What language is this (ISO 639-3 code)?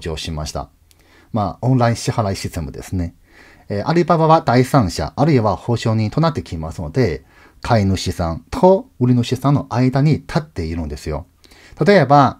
jpn